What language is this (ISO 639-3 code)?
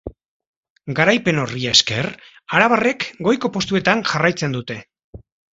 eus